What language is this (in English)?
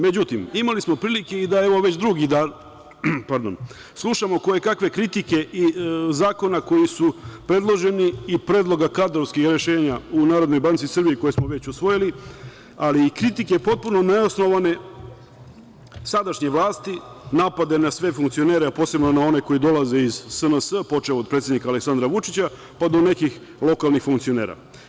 Serbian